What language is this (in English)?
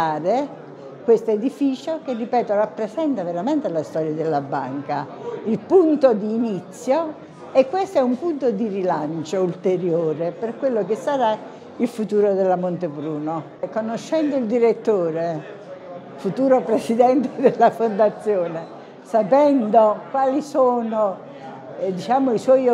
Italian